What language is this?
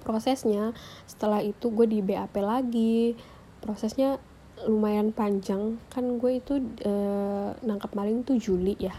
Indonesian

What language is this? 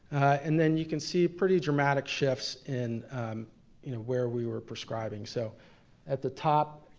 English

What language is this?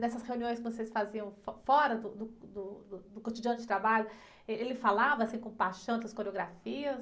Portuguese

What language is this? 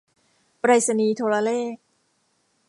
Thai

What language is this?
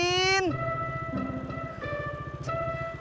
Indonesian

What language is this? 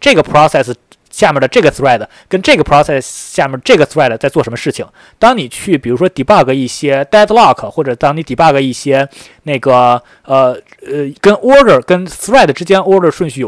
Chinese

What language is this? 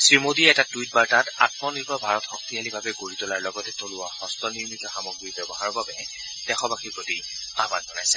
Assamese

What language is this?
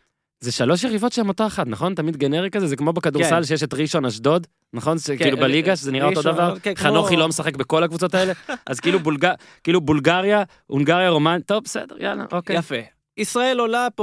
Hebrew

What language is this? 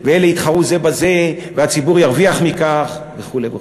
Hebrew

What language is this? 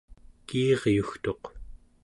Central Yupik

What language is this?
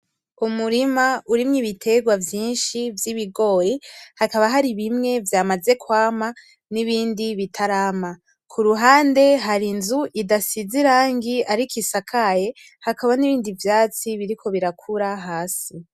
Rundi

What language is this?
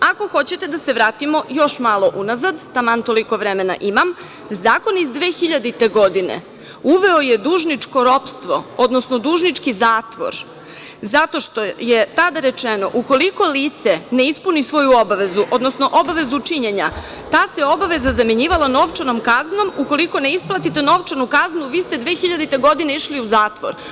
Serbian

